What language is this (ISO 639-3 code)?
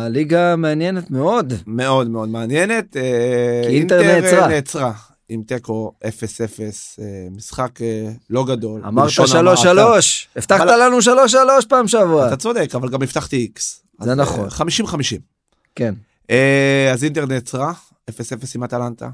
heb